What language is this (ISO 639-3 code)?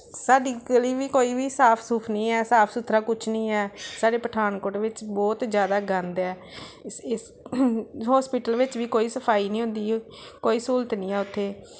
pan